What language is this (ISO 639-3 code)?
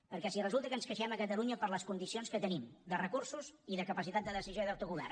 cat